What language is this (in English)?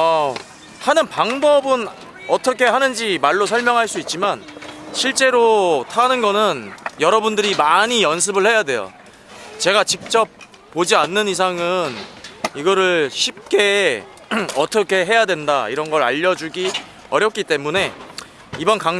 Korean